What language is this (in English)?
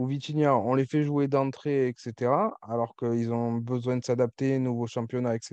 French